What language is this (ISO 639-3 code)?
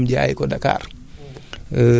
wol